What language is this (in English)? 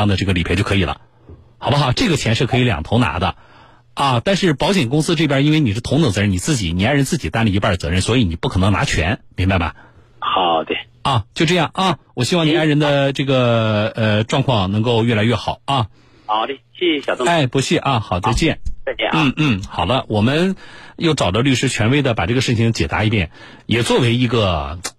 Chinese